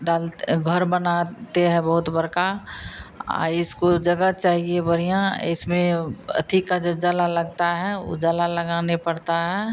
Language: Hindi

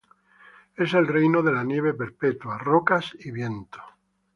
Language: Spanish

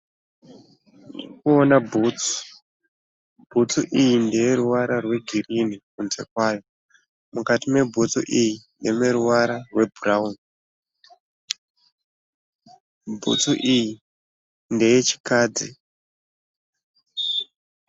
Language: Shona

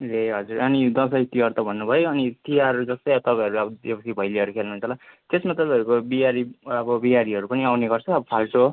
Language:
Nepali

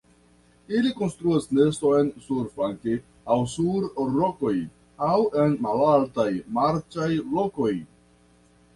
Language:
Esperanto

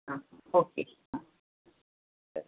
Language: Kannada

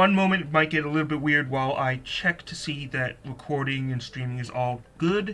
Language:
English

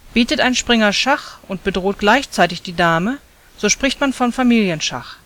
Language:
German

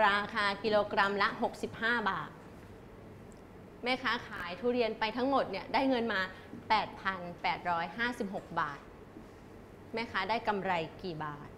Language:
Thai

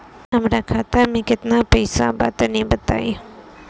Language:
Bhojpuri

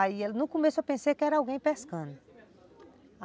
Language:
Portuguese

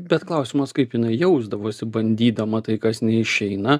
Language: Lithuanian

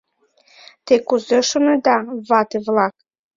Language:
Mari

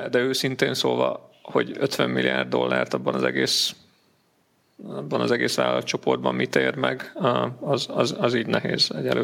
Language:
Hungarian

